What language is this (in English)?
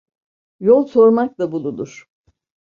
Turkish